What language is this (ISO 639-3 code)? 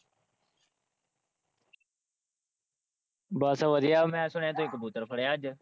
pan